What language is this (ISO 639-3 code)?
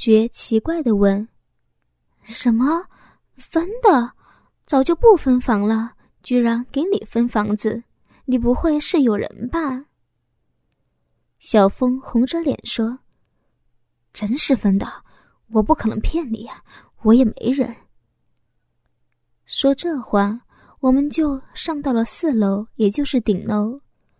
zho